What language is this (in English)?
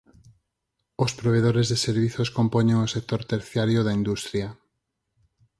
Galician